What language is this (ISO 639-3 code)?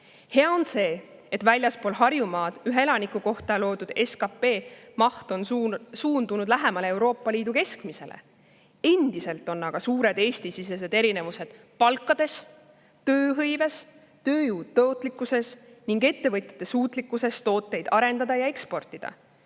est